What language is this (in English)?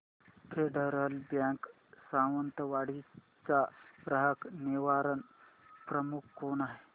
Marathi